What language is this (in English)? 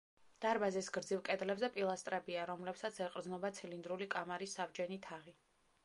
Georgian